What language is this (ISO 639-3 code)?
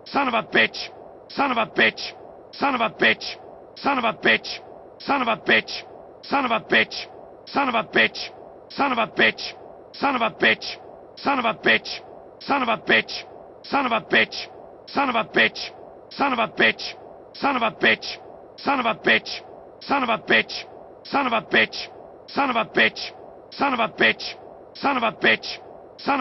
por